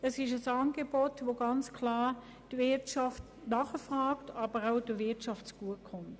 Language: Swiss German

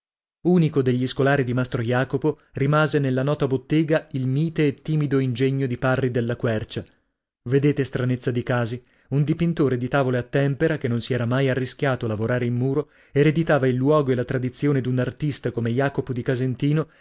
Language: Italian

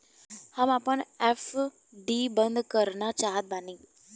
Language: Bhojpuri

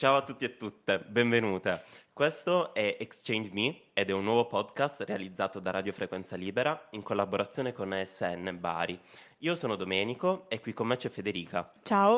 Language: Italian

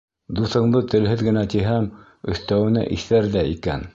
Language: Bashkir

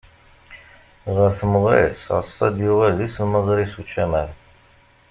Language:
Kabyle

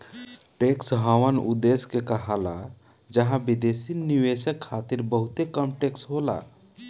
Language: Bhojpuri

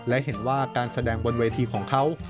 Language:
Thai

